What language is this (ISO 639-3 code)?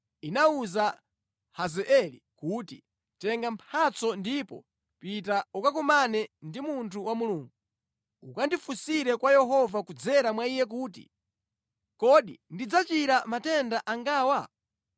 nya